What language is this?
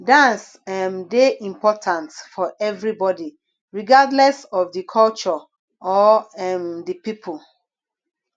Nigerian Pidgin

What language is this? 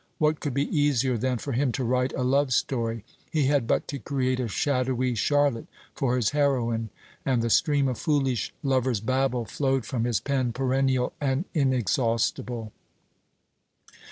English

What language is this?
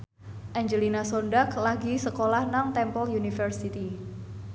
Javanese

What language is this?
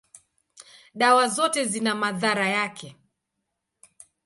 Swahili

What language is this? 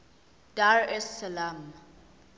Zulu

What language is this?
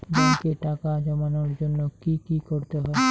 Bangla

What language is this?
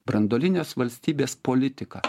Lithuanian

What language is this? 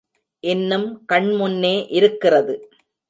Tamil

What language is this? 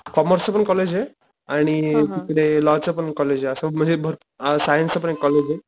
Marathi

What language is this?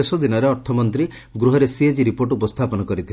Odia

